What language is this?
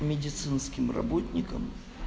Russian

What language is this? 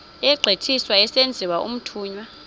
Xhosa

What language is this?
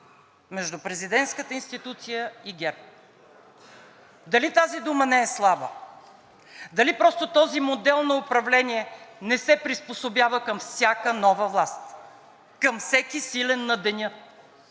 Bulgarian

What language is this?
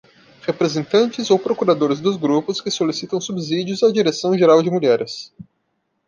Portuguese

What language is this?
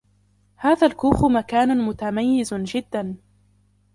Arabic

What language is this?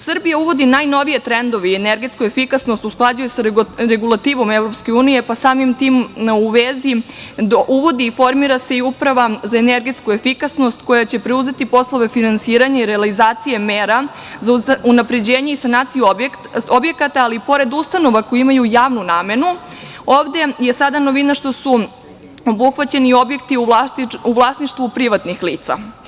Serbian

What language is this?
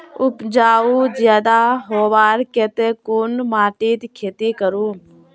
Magahi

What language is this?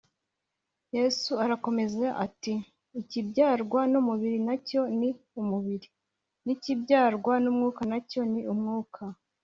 Kinyarwanda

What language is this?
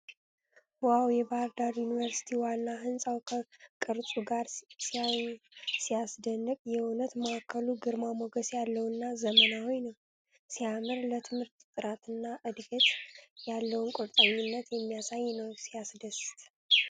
Amharic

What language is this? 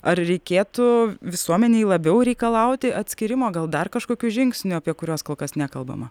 Lithuanian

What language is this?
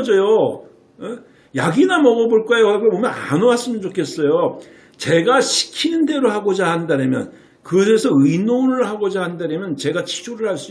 Korean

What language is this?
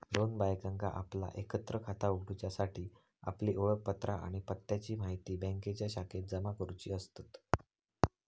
Marathi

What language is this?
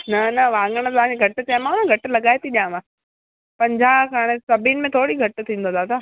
Sindhi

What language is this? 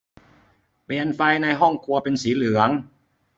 Thai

